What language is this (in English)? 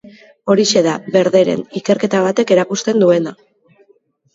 Basque